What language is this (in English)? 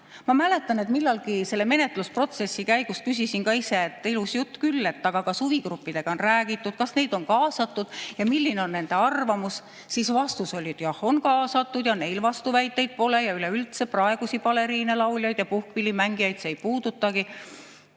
Estonian